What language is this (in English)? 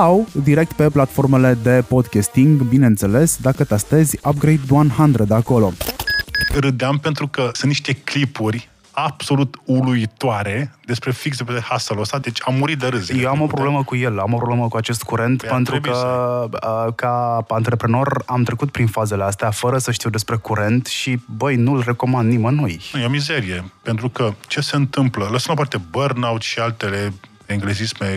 Romanian